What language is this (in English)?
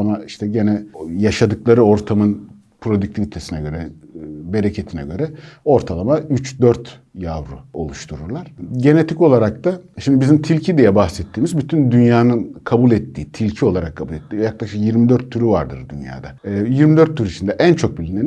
Turkish